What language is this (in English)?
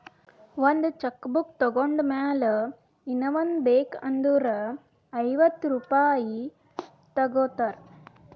Kannada